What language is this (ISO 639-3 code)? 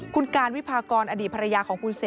tha